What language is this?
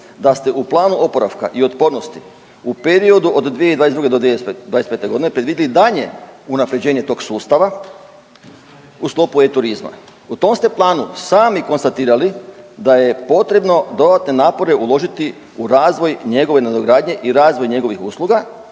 Croatian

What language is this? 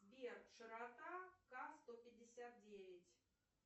Russian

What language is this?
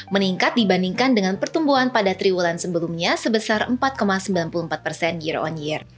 Indonesian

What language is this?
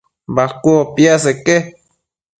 Matsés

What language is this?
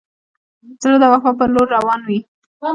Pashto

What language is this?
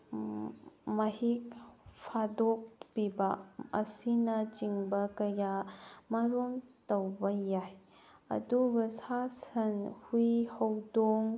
Manipuri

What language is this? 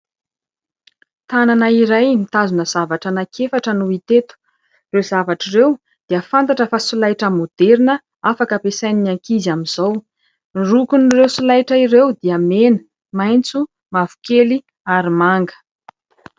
Malagasy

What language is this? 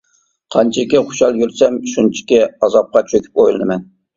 Uyghur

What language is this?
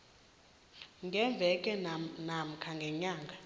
South Ndebele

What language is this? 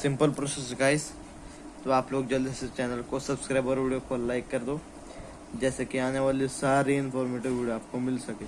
Hindi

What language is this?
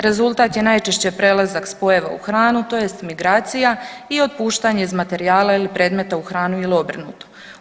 Croatian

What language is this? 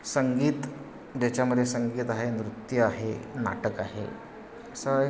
Marathi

